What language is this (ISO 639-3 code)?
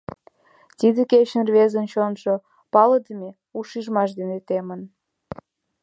chm